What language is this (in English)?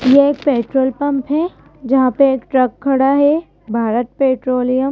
Hindi